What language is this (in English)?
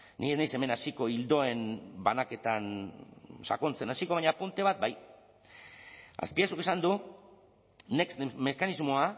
Basque